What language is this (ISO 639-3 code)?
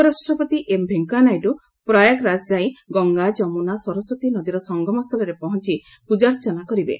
ori